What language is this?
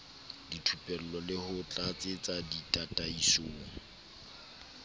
Southern Sotho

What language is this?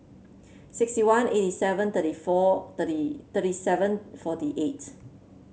English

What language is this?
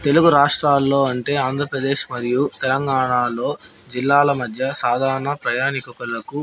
Telugu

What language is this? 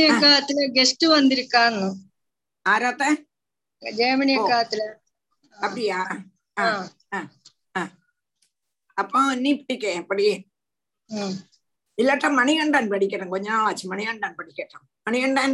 Tamil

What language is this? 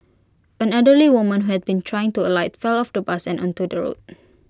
English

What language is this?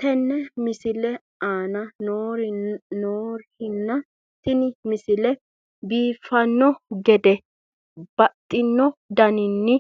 Sidamo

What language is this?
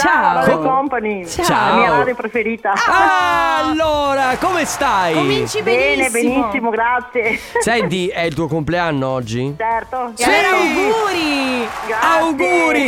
Italian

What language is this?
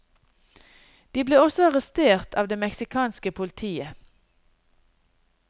Norwegian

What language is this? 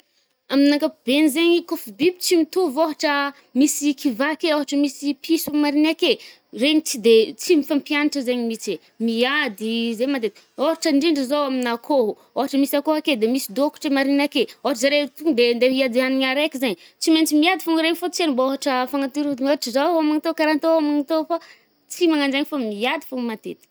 Northern Betsimisaraka Malagasy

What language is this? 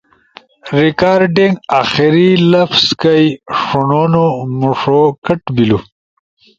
Ushojo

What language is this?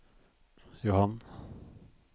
Norwegian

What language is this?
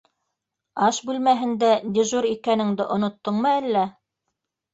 Bashkir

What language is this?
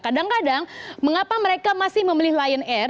Indonesian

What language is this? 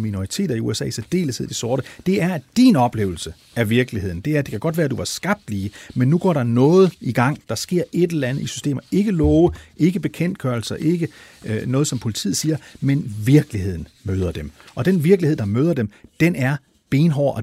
Danish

